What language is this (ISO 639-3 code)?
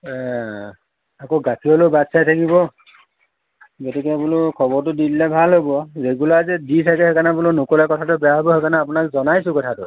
asm